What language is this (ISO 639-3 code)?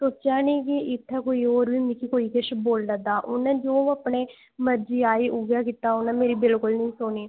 doi